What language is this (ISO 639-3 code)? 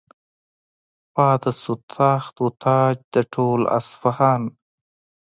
pus